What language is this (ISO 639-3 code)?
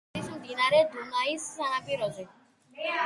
kat